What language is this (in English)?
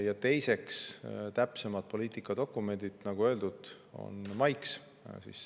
Estonian